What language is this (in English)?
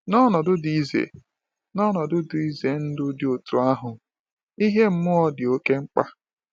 Igbo